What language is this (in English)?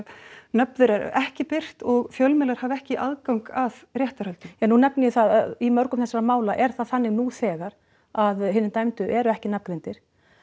Icelandic